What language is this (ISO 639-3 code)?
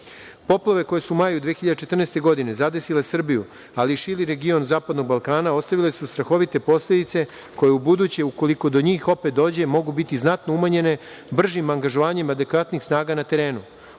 srp